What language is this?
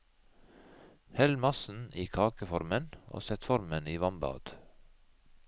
Norwegian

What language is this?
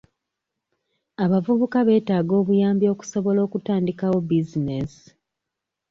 Ganda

